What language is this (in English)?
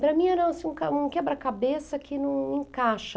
Portuguese